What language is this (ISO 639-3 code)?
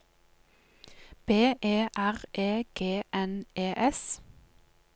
nor